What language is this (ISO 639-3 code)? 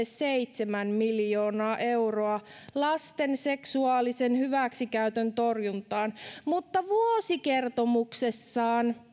fin